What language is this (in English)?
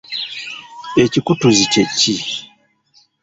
Ganda